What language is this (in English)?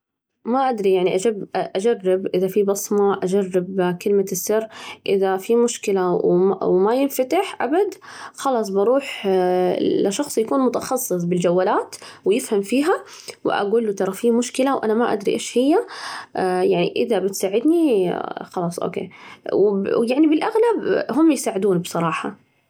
Najdi Arabic